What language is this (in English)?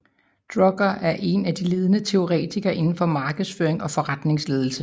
Danish